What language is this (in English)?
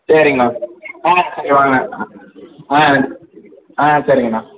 Tamil